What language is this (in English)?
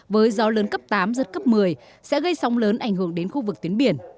Vietnamese